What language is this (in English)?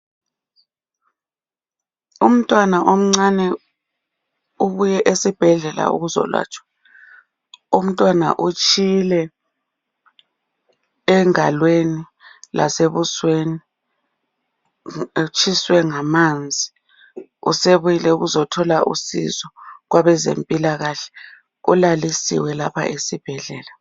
North Ndebele